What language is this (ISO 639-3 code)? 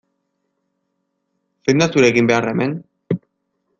eus